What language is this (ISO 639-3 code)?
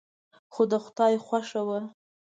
pus